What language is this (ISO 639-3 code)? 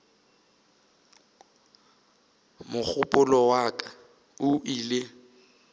nso